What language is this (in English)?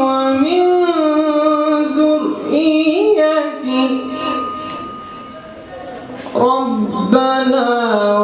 Arabic